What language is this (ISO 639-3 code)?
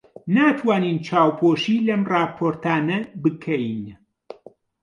ckb